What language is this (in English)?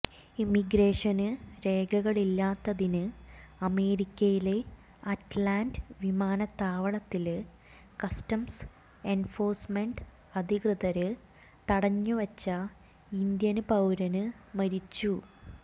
Malayalam